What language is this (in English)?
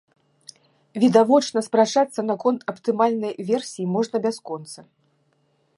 Belarusian